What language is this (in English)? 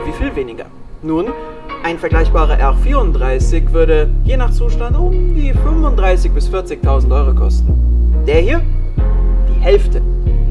German